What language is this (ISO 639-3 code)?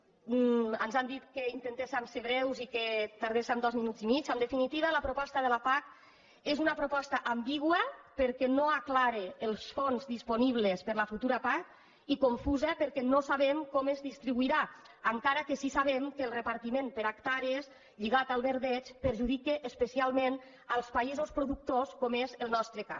cat